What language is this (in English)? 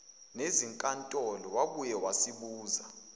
Zulu